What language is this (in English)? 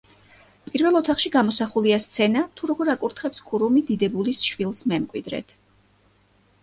Georgian